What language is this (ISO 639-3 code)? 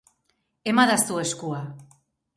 eus